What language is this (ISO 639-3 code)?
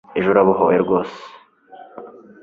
kin